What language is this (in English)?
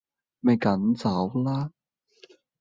Cantonese